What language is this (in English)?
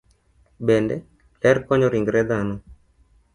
Luo (Kenya and Tanzania)